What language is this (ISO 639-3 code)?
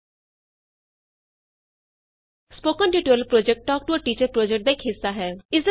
pan